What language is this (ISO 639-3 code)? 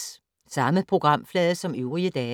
dan